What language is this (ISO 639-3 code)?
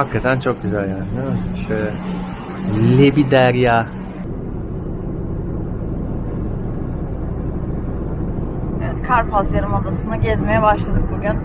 tur